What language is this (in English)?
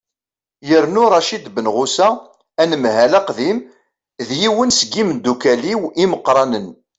Kabyle